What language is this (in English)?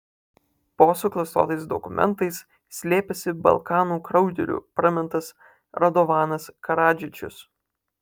Lithuanian